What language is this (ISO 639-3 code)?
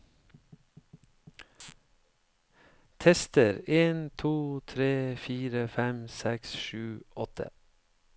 nor